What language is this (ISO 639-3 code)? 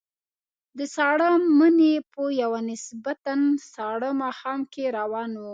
pus